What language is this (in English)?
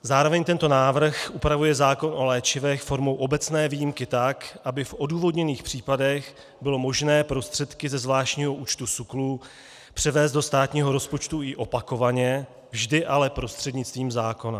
Czech